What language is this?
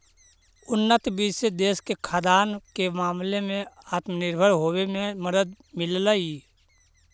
Magahi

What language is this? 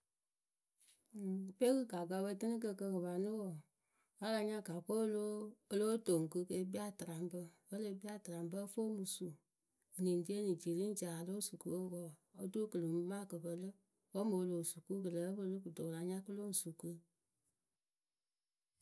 Akebu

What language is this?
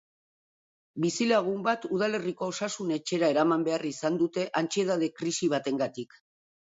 Basque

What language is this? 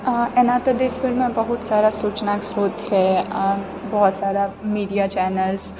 Maithili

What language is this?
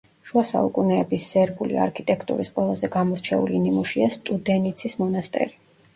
Georgian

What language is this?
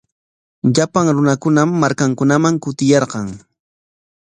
Corongo Ancash Quechua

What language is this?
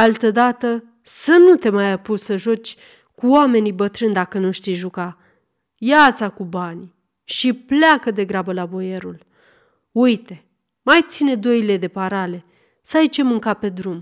Romanian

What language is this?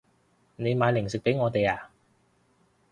Cantonese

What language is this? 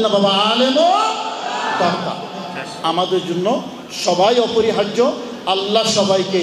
Arabic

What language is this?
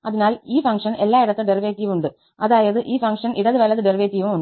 Malayalam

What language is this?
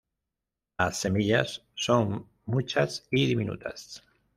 Spanish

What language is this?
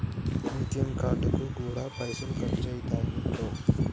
Telugu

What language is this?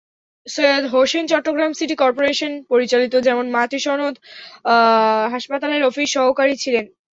Bangla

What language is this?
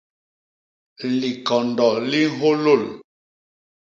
Basaa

